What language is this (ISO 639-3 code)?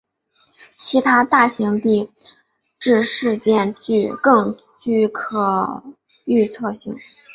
zho